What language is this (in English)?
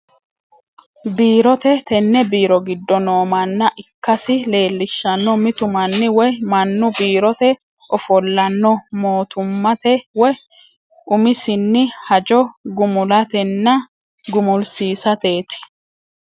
Sidamo